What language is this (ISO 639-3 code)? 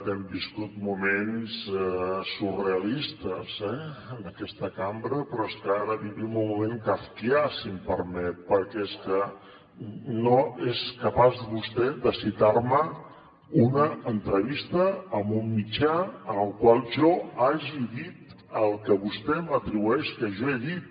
cat